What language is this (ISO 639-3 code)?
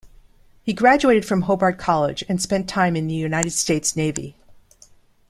eng